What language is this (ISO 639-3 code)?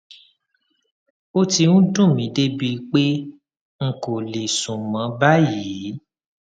yor